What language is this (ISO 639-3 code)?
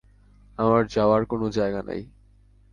ben